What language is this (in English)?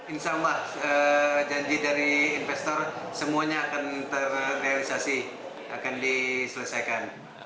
Indonesian